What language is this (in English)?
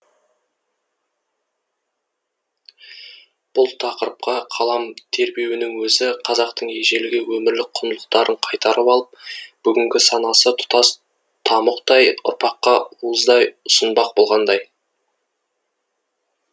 Kazakh